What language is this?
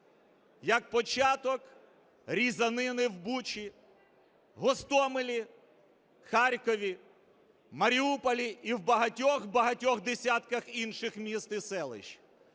Ukrainian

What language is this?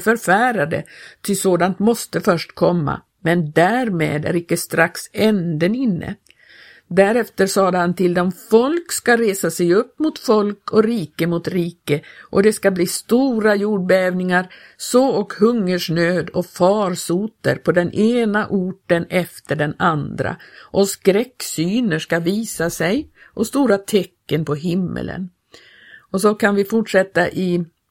Swedish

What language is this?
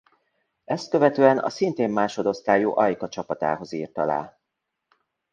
Hungarian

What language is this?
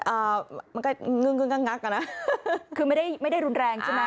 Thai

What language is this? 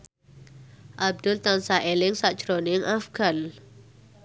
Javanese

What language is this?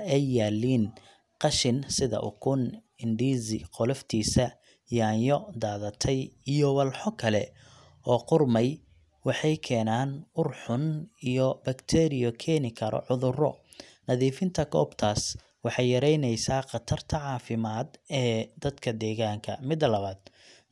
Somali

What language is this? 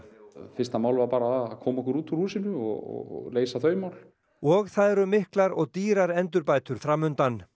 Icelandic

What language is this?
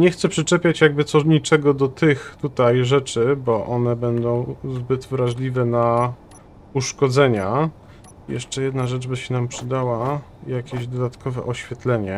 Polish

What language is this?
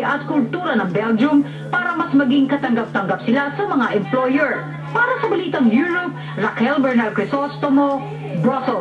Filipino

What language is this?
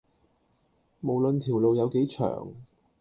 Cantonese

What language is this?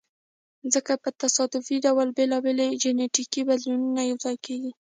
Pashto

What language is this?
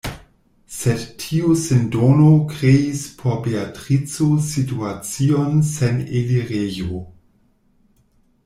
Esperanto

